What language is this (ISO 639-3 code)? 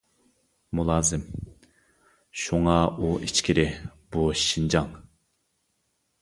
uig